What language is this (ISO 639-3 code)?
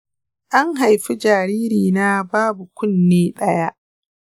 hau